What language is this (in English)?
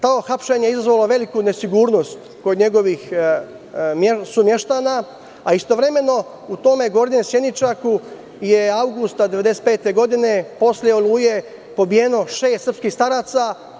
Serbian